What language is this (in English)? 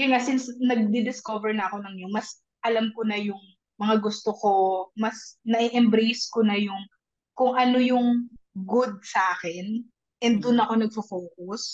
Filipino